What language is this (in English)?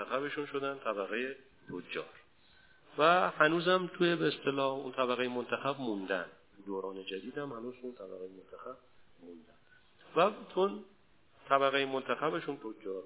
Persian